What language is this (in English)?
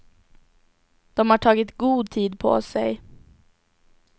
Swedish